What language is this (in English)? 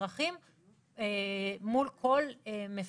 Hebrew